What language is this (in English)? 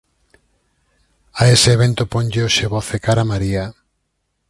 Galician